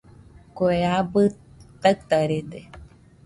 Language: Nüpode Huitoto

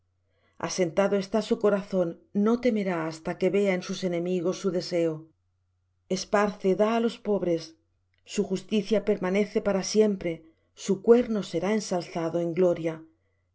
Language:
Spanish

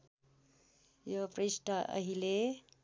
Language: Nepali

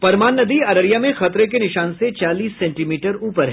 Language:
Hindi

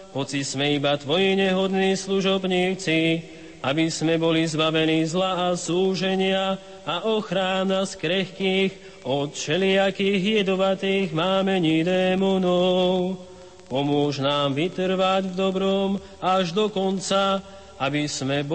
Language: Slovak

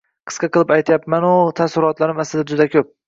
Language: Uzbek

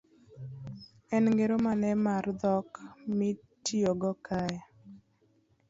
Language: Luo (Kenya and Tanzania)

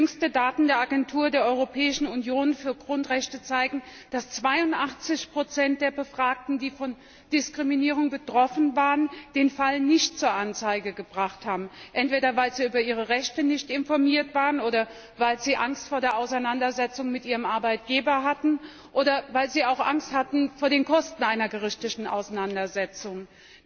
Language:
German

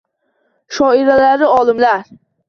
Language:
Uzbek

